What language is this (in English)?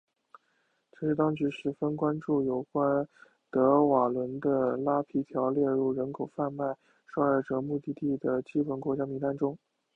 Chinese